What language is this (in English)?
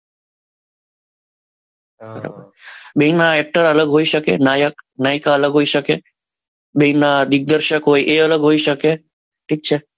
Gujarati